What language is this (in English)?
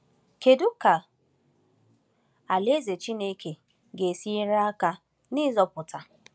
Igbo